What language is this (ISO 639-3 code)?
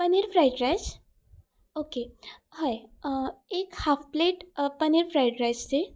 kok